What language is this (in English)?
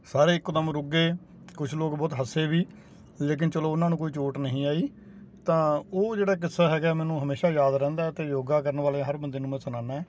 Punjabi